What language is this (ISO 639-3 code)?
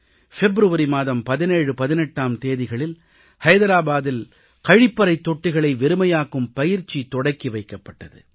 tam